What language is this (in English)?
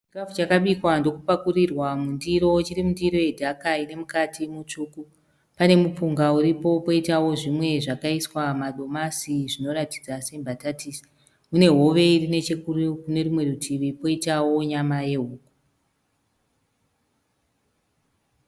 Shona